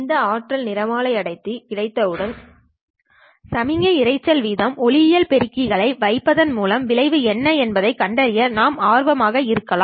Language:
Tamil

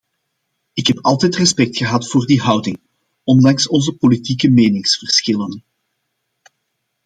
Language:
Dutch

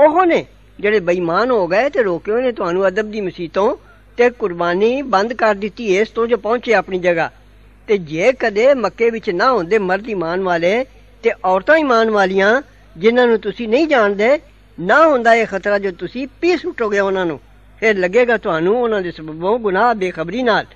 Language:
Punjabi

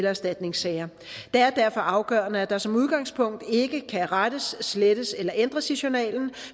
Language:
Danish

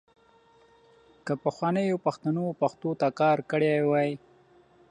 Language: Pashto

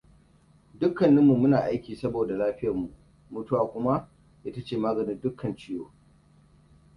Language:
Hausa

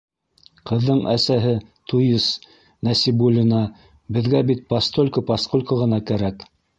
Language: Bashkir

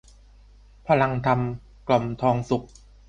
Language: Thai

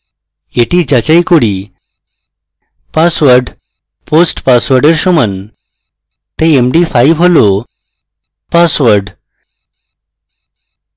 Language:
Bangla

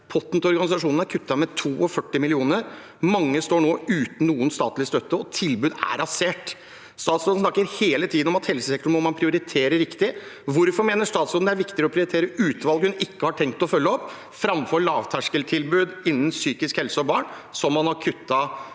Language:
Norwegian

